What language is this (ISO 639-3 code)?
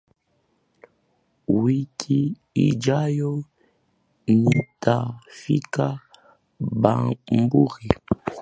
swa